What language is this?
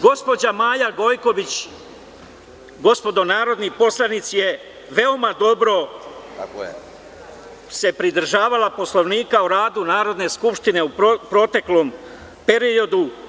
Serbian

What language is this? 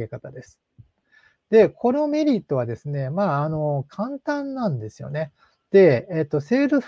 Japanese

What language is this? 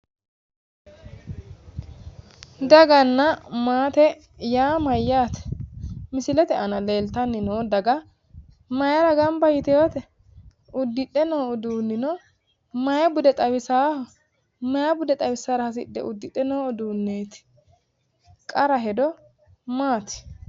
Sidamo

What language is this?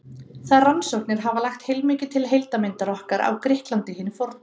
Icelandic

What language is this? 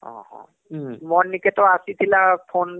Odia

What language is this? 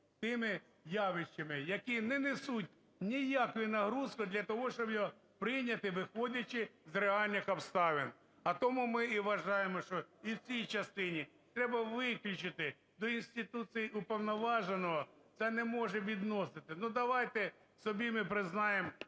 Ukrainian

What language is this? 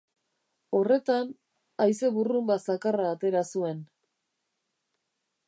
Basque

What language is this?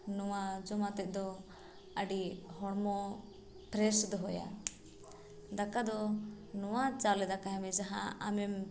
Santali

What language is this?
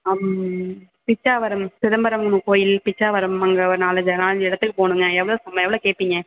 Tamil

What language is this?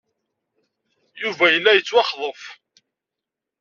Kabyle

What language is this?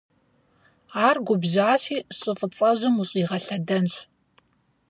Kabardian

